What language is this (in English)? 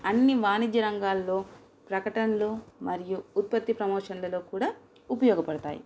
Telugu